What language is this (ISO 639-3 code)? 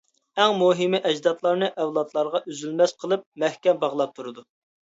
uig